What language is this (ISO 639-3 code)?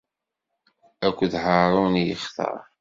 kab